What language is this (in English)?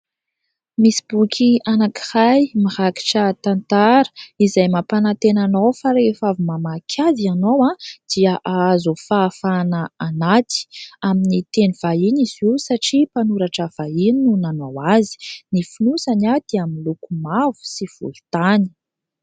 Malagasy